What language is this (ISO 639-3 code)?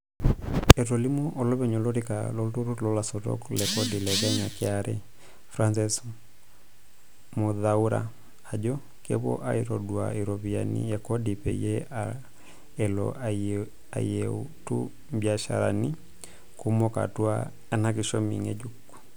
mas